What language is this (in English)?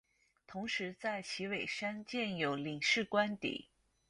Chinese